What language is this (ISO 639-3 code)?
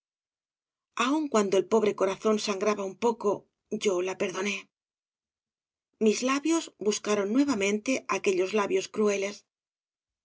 spa